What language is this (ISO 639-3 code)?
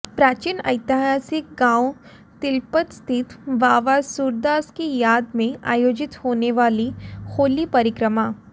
hin